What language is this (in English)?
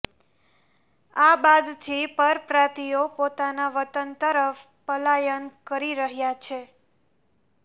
Gujarati